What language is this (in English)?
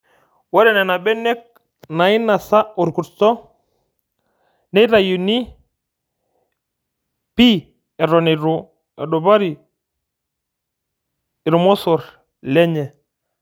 Masai